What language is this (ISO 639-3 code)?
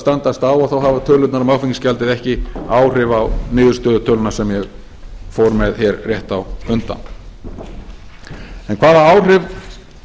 isl